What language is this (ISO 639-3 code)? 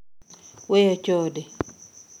luo